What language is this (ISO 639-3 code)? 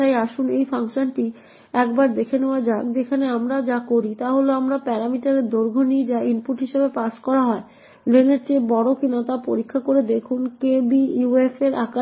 ben